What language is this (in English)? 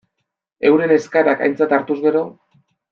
Basque